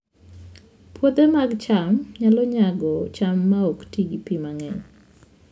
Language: Luo (Kenya and Tanzania)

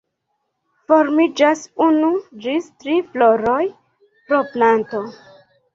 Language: Esperanto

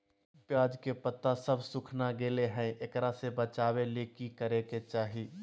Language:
Magahi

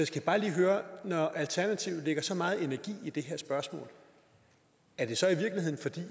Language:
Danish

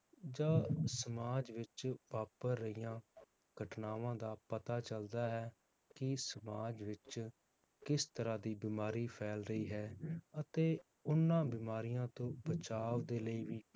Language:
Punjabi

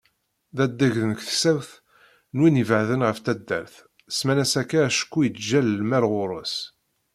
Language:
Kabyle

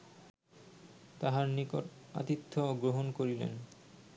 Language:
Bangla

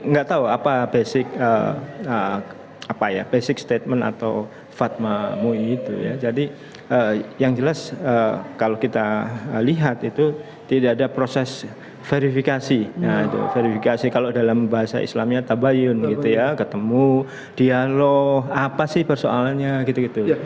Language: Indonesian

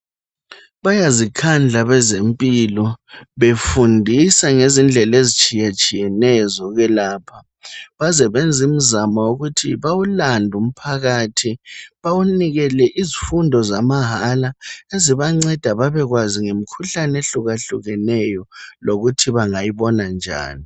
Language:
North Ndebele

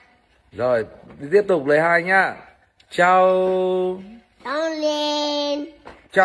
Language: Vietnamese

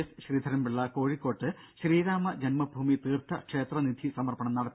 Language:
Malayalam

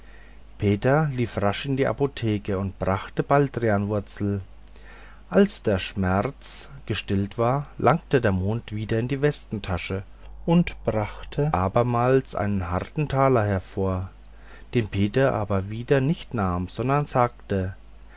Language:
German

